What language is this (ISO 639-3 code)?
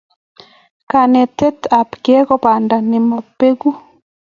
kln